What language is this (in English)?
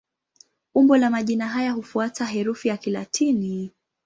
Swahili